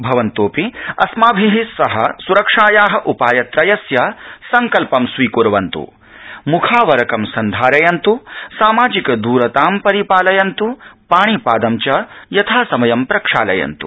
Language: Sanskrit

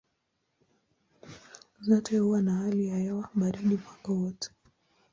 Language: Swahili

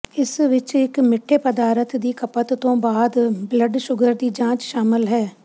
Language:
Punjabi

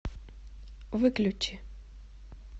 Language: Russian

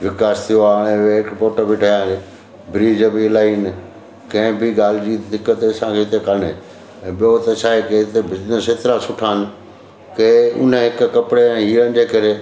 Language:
Sindhi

